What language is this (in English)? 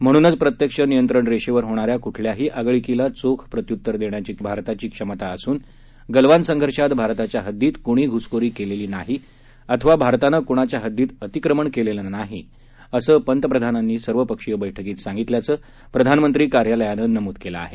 Marathi